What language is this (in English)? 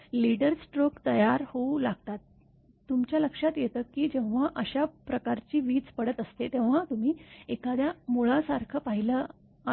Marathi